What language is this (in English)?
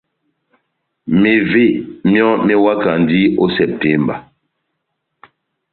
Batanga